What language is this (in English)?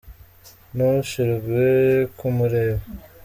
Kinyarwanda